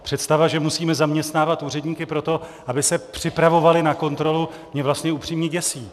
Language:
Czech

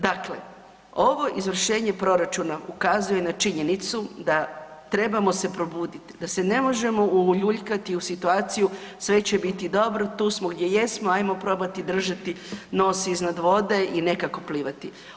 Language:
Croatian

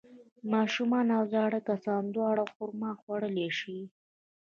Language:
Pashto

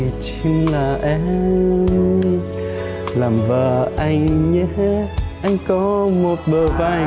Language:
Vietnamese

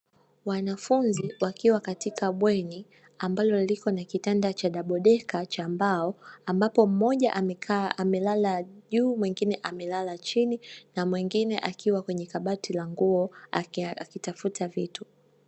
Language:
Swahili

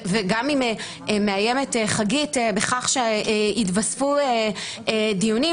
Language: Hebrew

